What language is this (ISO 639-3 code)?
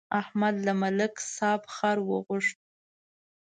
pus